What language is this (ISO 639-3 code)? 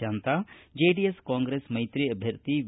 kan